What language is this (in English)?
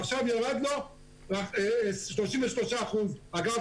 Hebrew